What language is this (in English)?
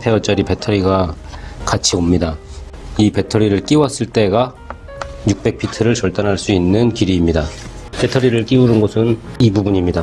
Korean